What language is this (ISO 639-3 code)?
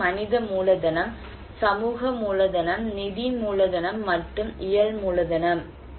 tam